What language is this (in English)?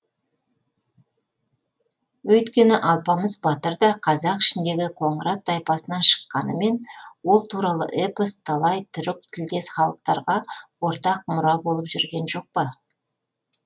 Kazakh